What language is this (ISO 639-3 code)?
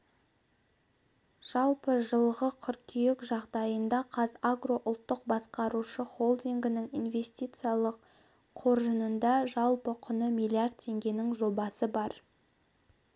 kaz